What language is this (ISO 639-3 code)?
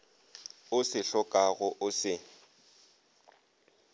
nso